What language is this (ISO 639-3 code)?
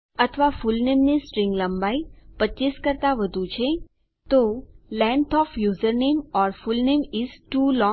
guj